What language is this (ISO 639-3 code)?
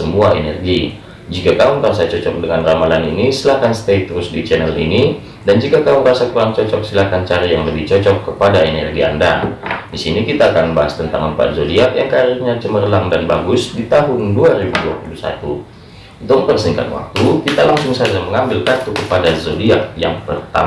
ind